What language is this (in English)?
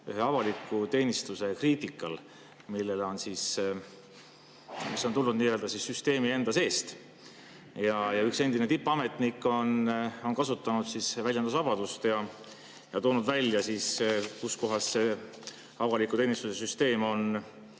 Estonian